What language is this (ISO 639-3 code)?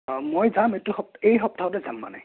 asm